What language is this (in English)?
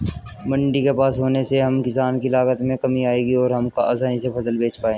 Hindi